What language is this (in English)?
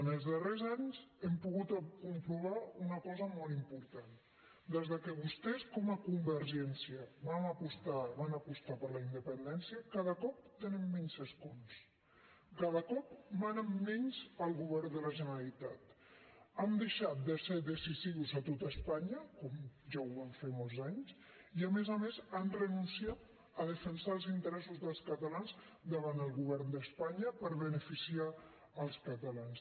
Catalan